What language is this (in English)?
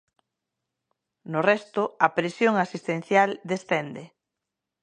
Galician